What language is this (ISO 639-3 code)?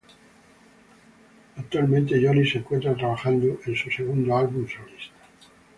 spa